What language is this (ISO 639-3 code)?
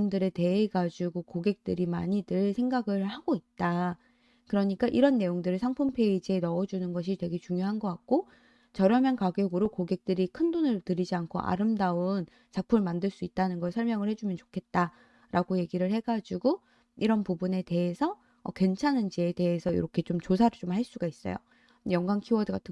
kor